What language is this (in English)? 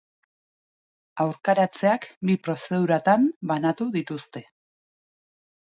Basque